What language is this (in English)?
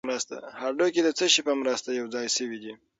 Pashto